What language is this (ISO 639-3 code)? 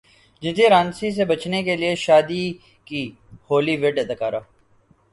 urd